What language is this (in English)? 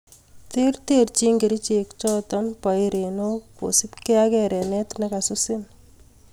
Kalenjin